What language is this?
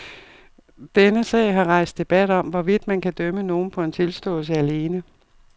Danish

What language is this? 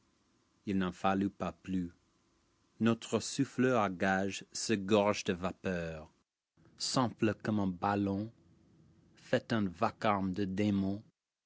French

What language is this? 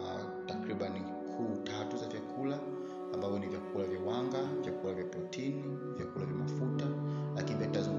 Swahili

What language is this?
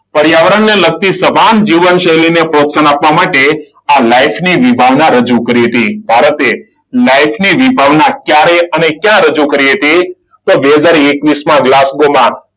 Gujarati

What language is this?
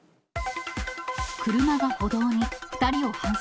Japanese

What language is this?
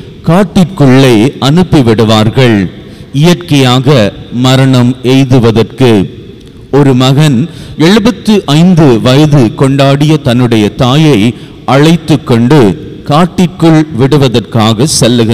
Tamil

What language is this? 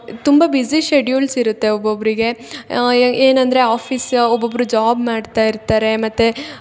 Kannada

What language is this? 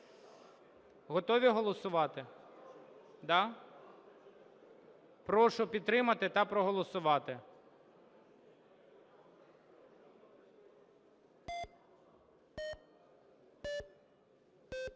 Ukrainian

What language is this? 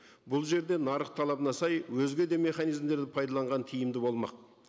Kazakh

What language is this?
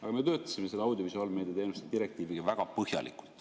Estonian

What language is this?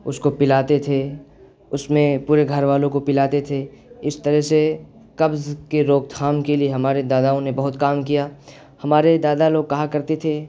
Urdu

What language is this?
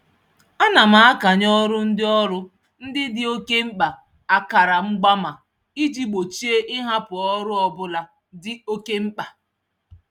Igbo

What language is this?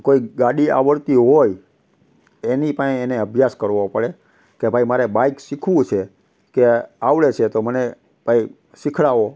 Gujarati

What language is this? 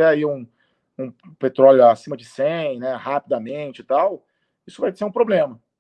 Portuguese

